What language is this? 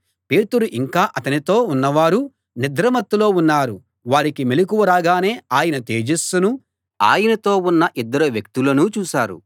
Telugu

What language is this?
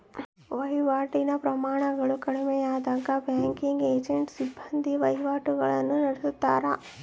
Kannada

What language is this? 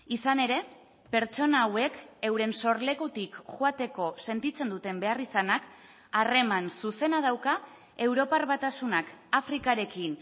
Basque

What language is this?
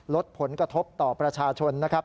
Thai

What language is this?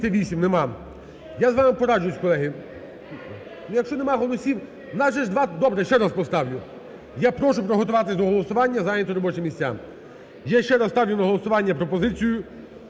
Ukrainian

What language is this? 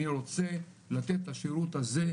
Hebrew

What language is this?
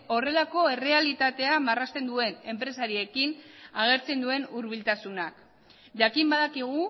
Basque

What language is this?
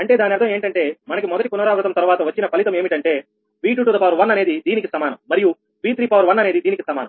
Telugu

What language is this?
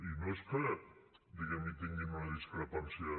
Catalan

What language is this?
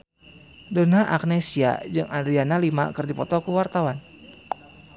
Sundanese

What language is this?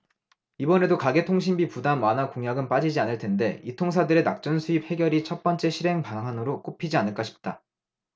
Korean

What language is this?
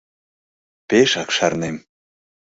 Mari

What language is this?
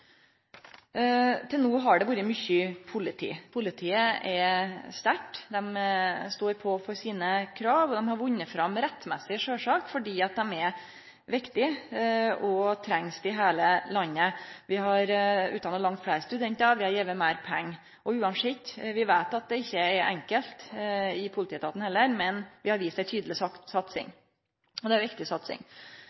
Norwegian Nynorsk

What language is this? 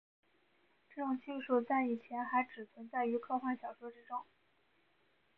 Chinese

